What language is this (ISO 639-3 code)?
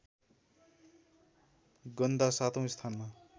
nep